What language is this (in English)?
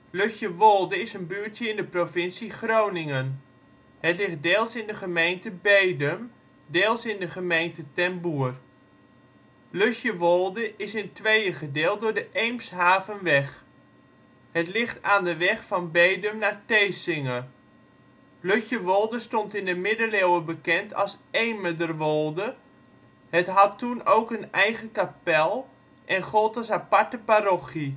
Dutch